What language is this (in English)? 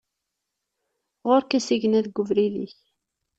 Kabyle